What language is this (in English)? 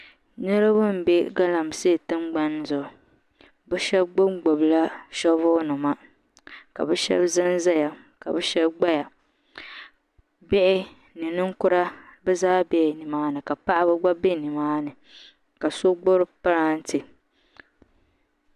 Dagbani